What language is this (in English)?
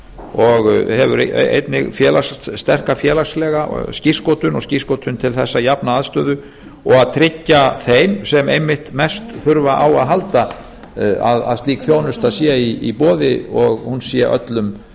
Icelandic